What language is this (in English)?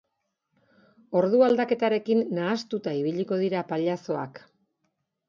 Basque